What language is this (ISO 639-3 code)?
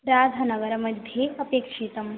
san